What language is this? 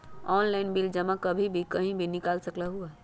Magahi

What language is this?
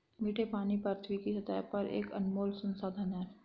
Hindi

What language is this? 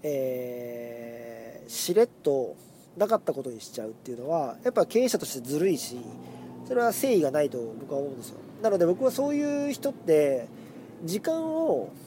Japanese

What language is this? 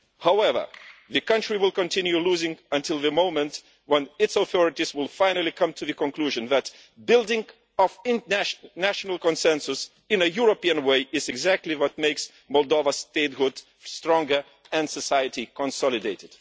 English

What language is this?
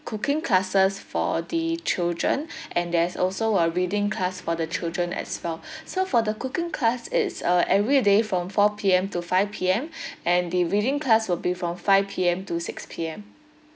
English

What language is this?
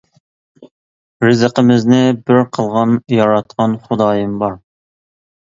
Uyghur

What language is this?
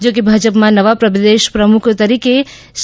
Gujarati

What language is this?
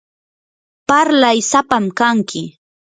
Yanahuanca Pasco Quechua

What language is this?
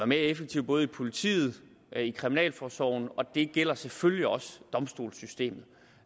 Danish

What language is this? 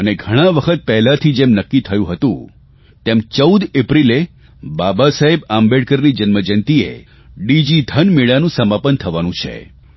Gujarati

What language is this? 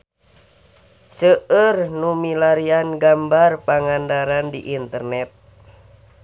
Sundanese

